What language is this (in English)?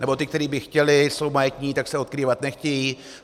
Czech